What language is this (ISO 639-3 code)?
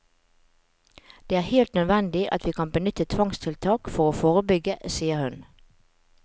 nor